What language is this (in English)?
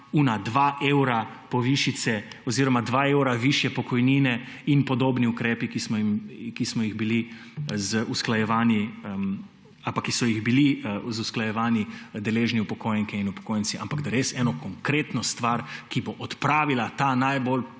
Slovenian